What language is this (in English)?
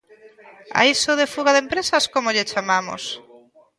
Galician